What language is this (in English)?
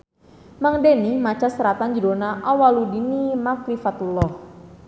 Sundanese